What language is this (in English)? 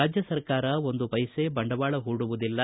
Kannada